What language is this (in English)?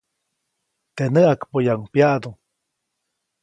Copainalá Zoque